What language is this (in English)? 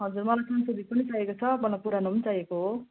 Nepali